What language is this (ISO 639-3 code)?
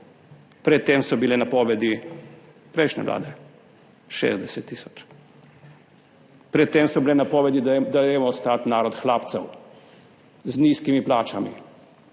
slv